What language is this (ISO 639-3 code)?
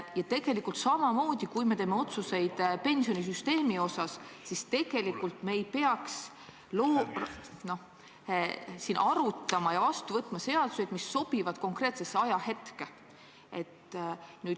est